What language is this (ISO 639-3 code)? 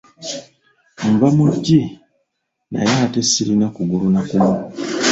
lug